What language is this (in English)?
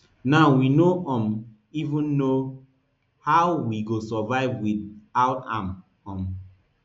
Nigerian Pidgin